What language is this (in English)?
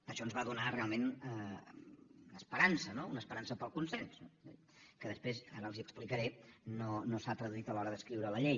Catalan